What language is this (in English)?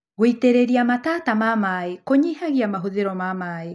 Kikuyu